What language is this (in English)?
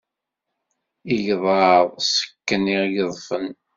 Kabyle